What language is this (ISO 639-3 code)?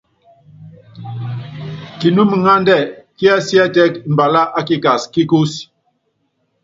yav